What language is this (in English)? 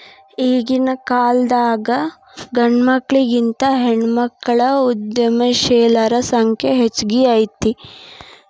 Kannada